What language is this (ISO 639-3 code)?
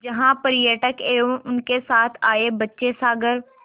hin